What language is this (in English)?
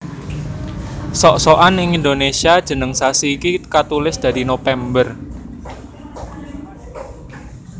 Javanese